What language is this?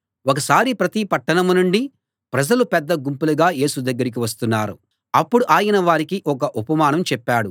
Telugu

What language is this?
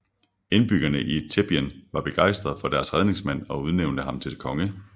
Danish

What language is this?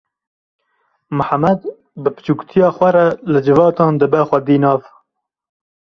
Kurdish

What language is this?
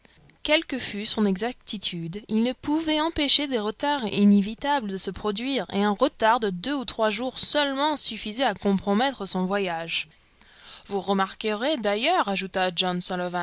French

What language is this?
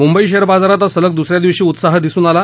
Marathi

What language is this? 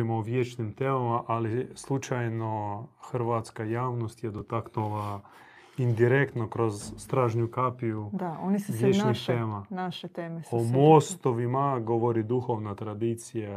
Croatian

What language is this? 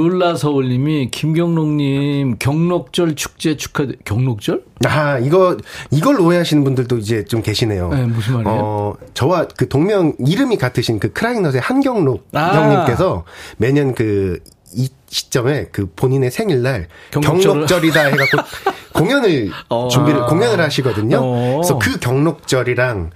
Korean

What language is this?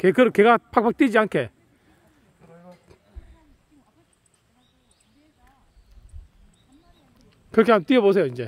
Korean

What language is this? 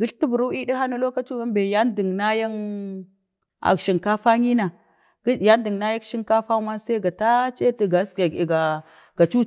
Bade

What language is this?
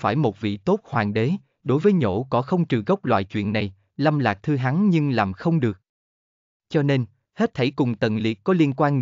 Vietnamese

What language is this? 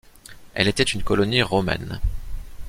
French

